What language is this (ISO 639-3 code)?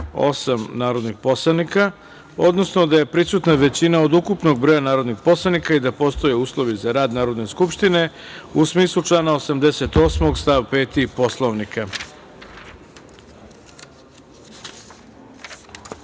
srp